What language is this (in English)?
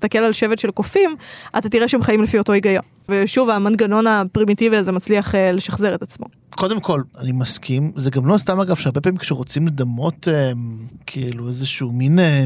Hebrew